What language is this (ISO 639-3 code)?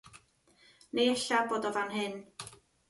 cym